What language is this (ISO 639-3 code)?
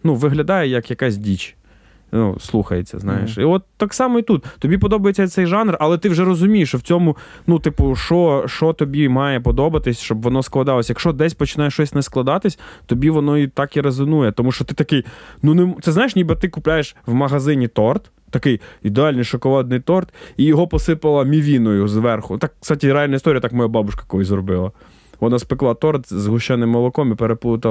ukr